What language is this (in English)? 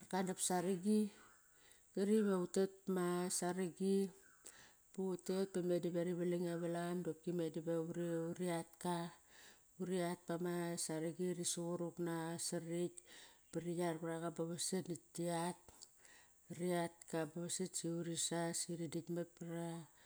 Kairak